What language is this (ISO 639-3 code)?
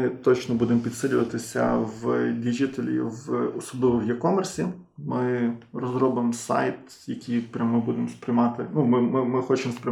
ukr